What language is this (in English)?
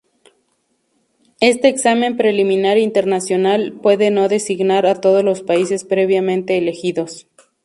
Spanish